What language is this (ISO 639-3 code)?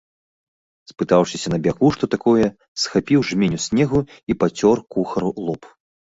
bel